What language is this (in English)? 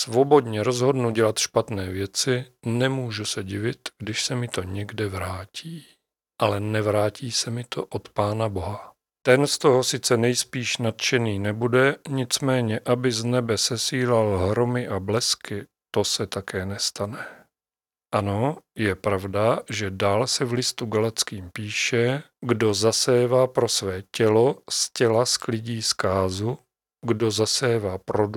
Czech